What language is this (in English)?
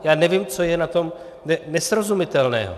Czech